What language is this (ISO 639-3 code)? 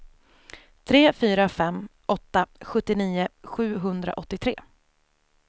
swe